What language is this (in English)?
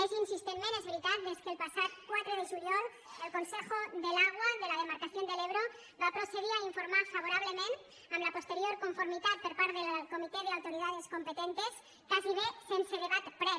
Catalan